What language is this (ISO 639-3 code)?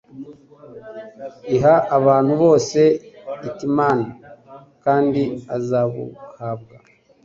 kin